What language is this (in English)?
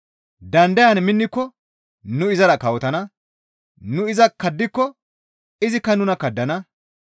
Gamo